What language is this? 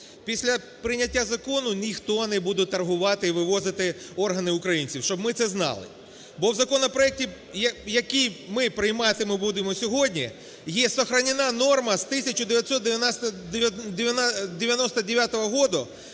Ukrainian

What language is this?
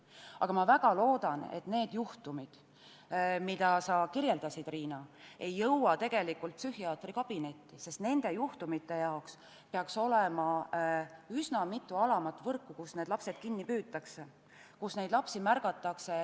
Estonian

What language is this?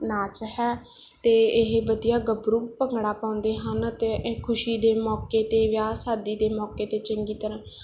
Punjabi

